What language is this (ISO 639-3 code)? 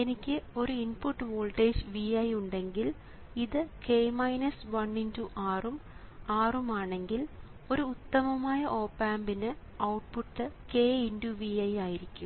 mal